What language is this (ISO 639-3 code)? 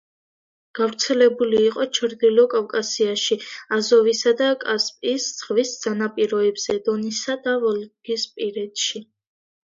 kat